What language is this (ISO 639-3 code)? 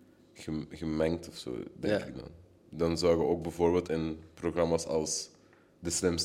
nld